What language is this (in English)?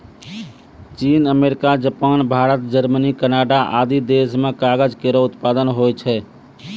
Maithili